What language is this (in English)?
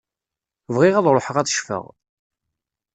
Kabyle